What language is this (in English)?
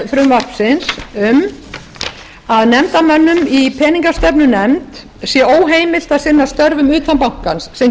Icelandic